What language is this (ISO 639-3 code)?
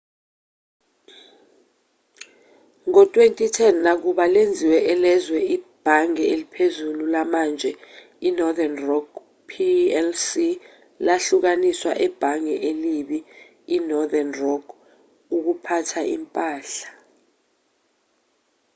zul